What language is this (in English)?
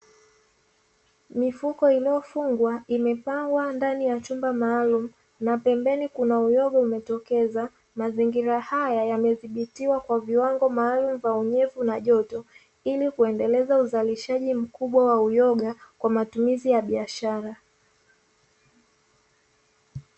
Swahili